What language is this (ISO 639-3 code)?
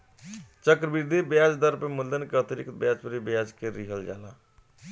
bho